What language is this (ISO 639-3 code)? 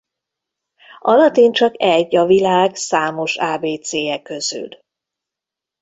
hun